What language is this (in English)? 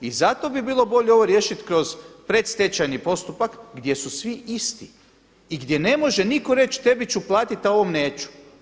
Croatian